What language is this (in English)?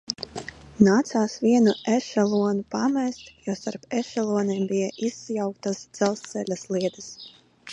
Latvian